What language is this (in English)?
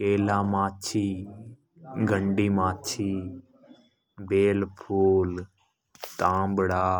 Hadothi